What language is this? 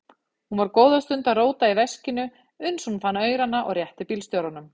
Icelandic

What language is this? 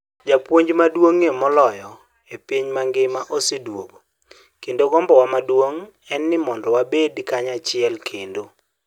Luo (Kenya and Tanzania)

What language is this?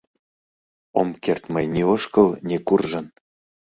Mari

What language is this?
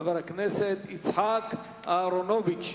Hebrew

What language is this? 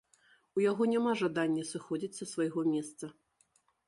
Belarusian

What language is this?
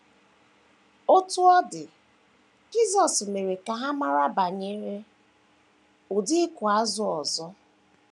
Igbo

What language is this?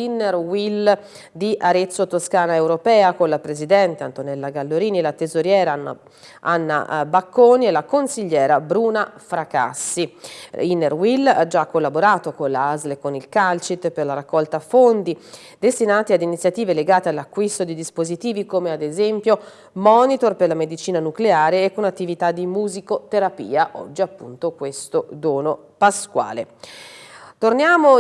Italian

